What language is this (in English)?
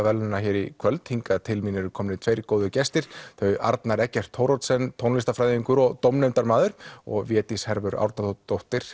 Icelandic